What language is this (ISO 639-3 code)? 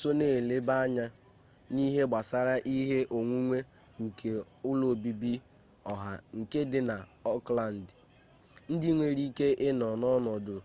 ibo